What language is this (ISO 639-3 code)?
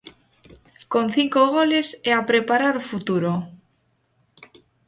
glg